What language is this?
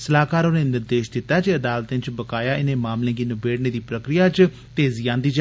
Dogri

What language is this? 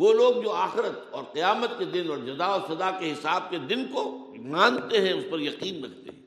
Urdu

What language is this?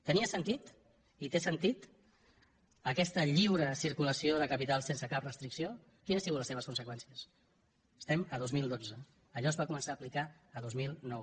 Catalan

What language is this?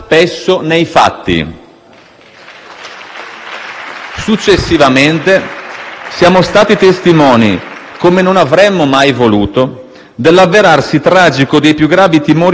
Italian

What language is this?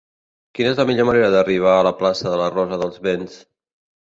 Catalan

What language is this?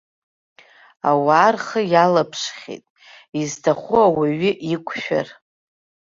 Abkhazian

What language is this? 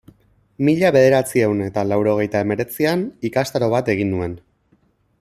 Basque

